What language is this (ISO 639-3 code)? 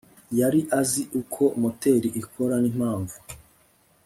kin